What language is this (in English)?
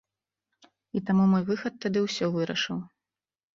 Belarusian